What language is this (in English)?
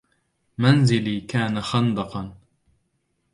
Arabic